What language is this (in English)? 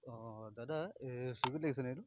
Assamese